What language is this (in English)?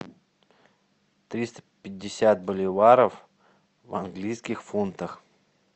Russian